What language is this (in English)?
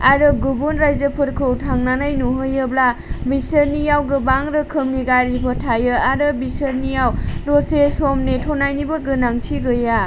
Bodo